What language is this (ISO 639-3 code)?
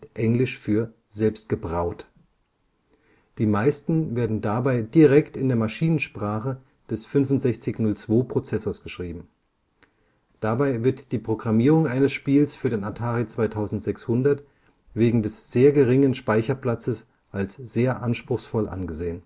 deu